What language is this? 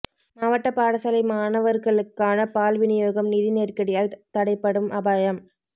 Tamil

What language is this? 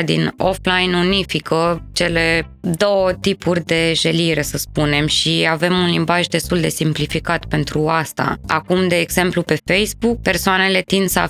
Romanian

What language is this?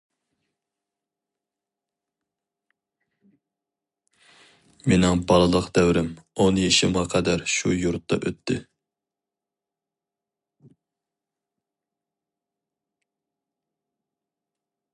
Uyghur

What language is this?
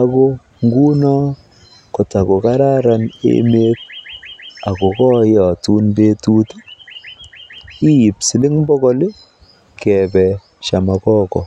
Kalenjin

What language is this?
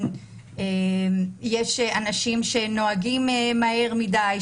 Hebrew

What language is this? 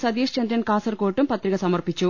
Malayalam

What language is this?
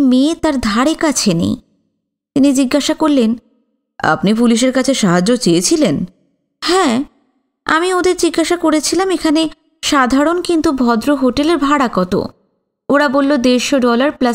Bangla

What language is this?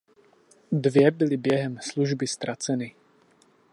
Czech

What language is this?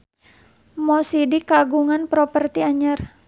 Sundanese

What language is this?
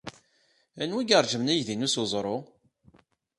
Kabyle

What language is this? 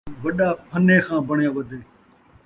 Saraiki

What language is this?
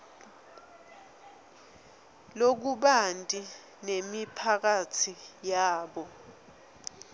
Swati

